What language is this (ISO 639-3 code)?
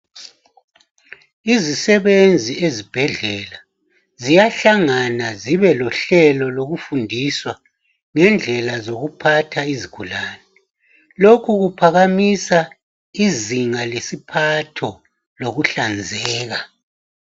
nde